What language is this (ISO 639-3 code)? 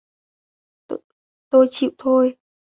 vie